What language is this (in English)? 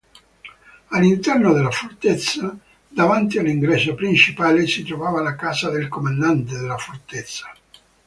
Italian